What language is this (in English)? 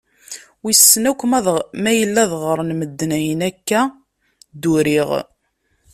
Kabyle